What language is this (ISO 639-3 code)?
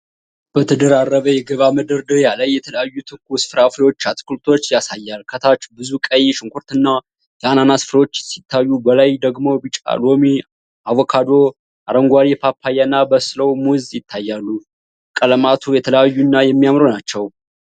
amh